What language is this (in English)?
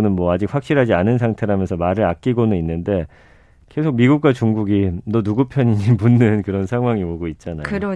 Korean